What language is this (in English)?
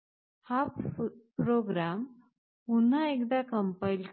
Marathi